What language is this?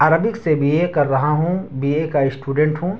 Urdu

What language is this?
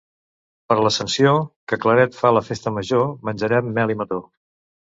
Catalan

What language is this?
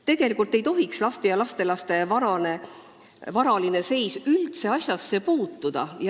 Estonian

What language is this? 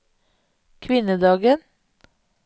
Norwegian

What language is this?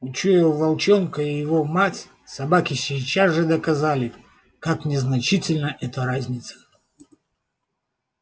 Russian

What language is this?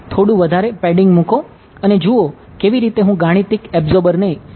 Gujarati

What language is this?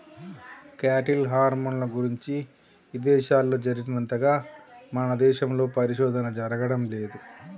Telugu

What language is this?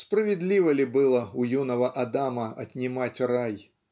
Russian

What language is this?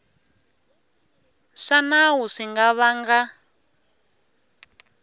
Tsonga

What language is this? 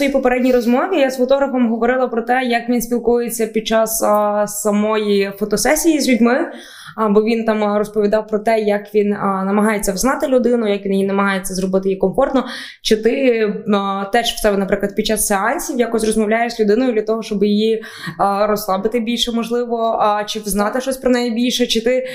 Ukrainian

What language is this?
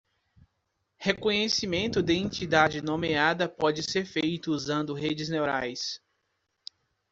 Portuguese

